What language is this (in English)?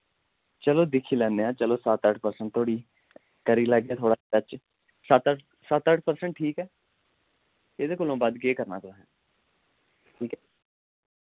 Dogri